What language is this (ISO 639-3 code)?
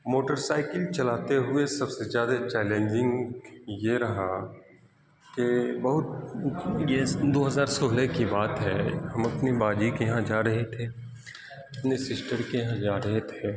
urd